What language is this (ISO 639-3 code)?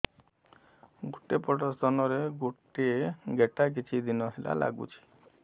ori